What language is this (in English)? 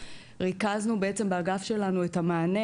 Hebrew